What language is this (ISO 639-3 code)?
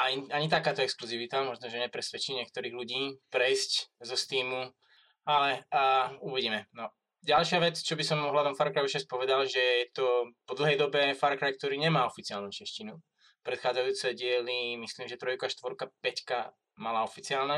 slk